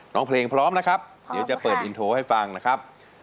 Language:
Thai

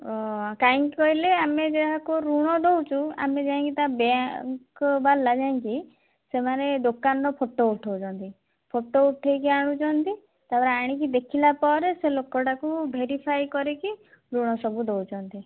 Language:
Odia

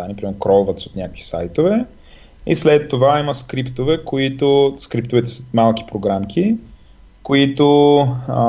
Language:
Bulgarian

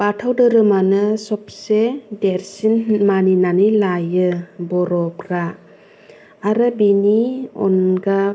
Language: Bodo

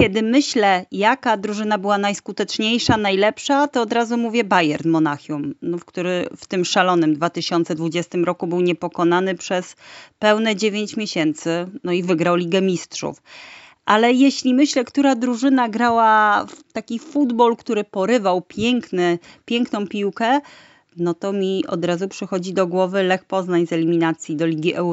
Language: Polish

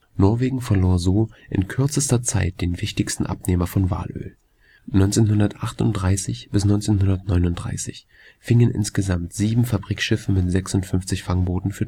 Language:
German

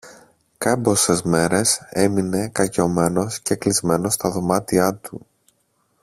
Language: Greek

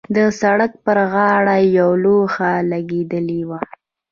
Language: Pashto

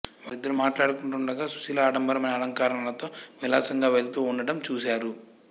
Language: Telugu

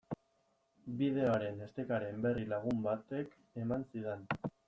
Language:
Basque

